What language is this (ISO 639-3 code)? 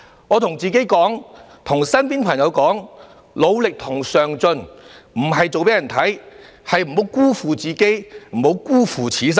yue